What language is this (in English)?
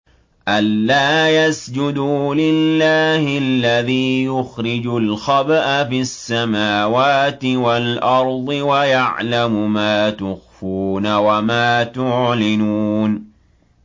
Arabic